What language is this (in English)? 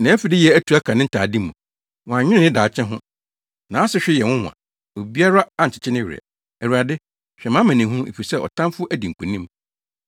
Akan